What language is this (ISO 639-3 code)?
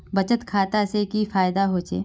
mag